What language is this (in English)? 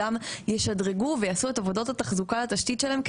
Hebrew